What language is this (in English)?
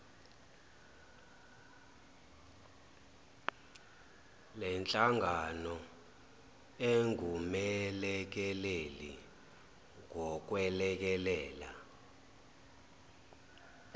Zulu